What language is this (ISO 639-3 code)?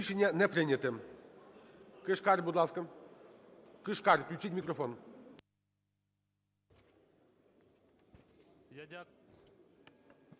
ukr